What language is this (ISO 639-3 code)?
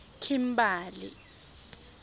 tsn